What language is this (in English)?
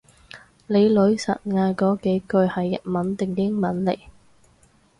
Cantonese